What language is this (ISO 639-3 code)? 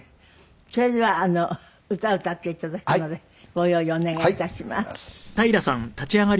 jpn